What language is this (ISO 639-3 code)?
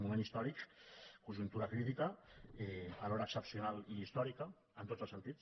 cat